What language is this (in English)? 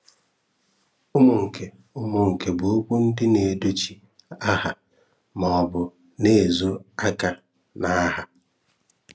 Igbo